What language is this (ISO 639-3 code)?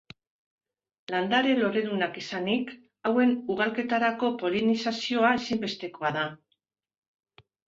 eus